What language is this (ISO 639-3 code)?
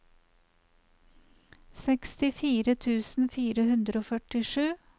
nor